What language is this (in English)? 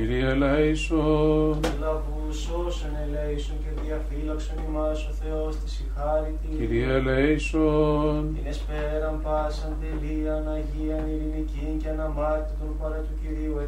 Greek